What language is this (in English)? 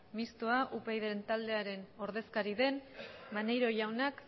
Basque